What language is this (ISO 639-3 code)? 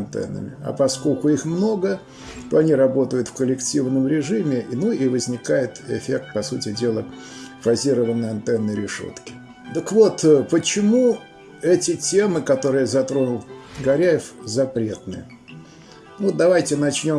rus